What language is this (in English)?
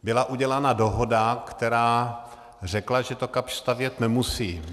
Czech